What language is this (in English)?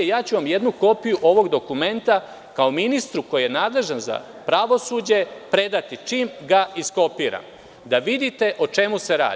Serbian